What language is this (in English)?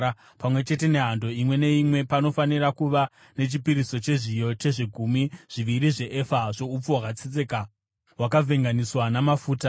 Shona